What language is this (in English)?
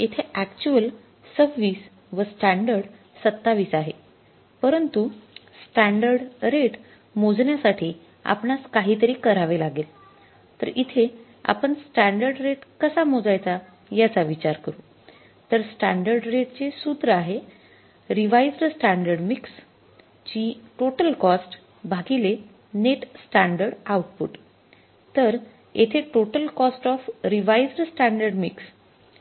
Marathi